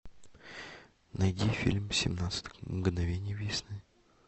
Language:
Russian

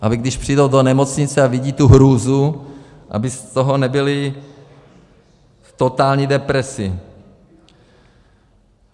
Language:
Czech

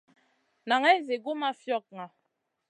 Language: Masana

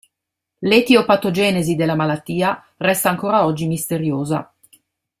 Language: Italian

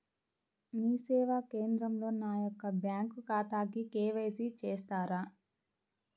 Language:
Telugu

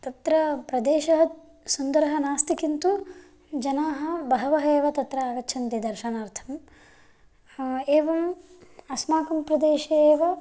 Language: Sanskrit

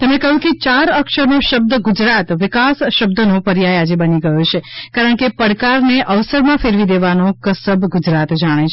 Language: Gujarati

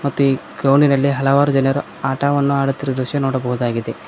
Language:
Kannada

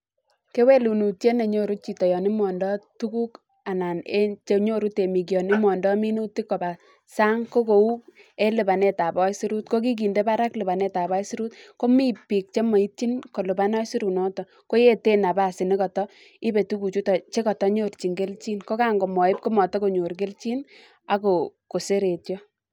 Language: Kalenjin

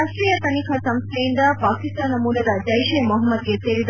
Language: Kannada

